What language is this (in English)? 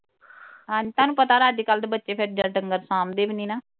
Punjabi